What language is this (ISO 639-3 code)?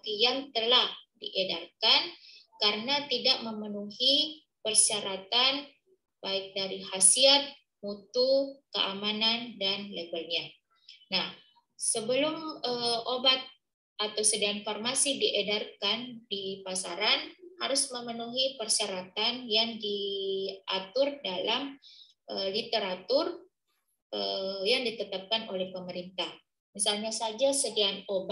ind